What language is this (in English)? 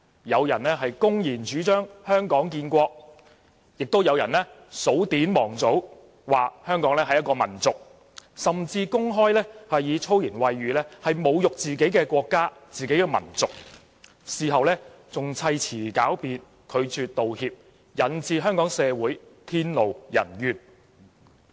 Cantonese